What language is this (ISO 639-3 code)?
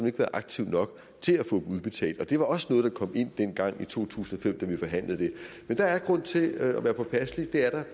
dan